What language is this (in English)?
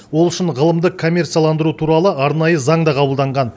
Kazakh